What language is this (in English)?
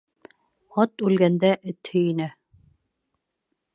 Bashkir